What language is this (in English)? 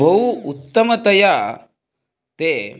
Sanskrit